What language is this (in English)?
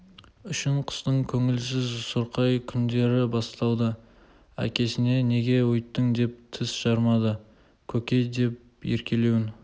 Kazakh